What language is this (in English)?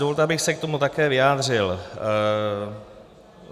Czech